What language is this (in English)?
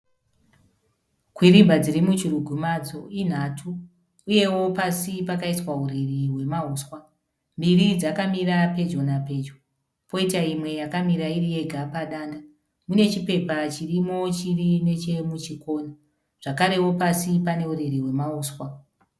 Shona